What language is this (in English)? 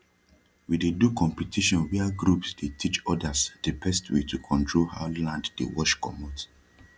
Nigerian Pidgin